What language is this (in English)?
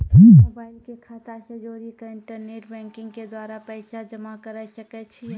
Maithili